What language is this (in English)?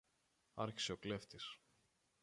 Greek